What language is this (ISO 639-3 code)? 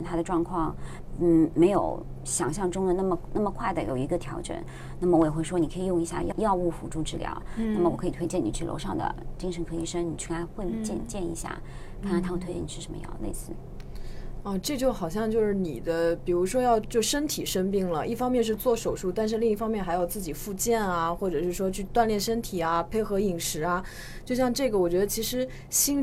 zho